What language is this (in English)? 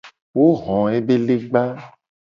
Gen